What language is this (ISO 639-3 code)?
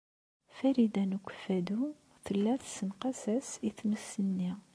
kab